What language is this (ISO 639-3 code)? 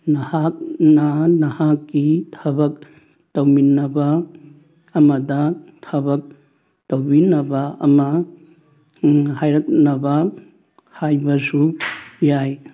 mni